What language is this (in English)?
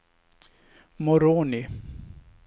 Swedish